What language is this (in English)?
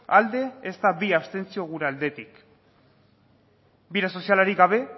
Basque